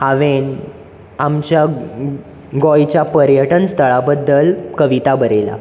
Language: Konkani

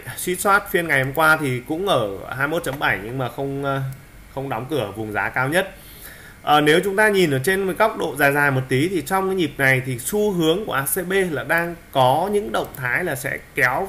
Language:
Vietnamese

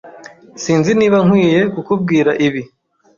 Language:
Kinyarwanda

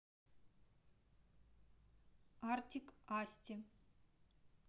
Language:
Russian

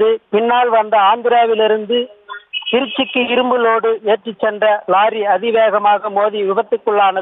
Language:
Tamil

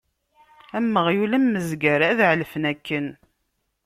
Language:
Kabyle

